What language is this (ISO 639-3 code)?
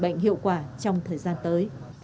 vie